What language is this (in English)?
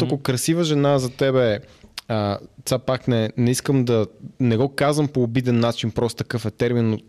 Bulgarian